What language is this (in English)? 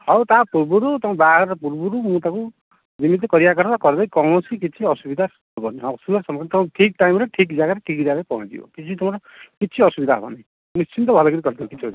Odia